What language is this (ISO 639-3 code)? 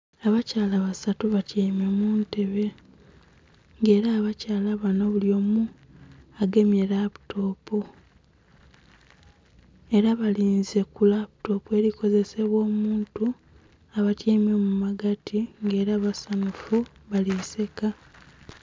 xog